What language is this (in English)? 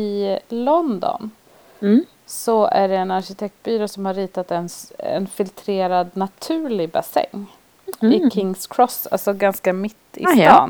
Swedish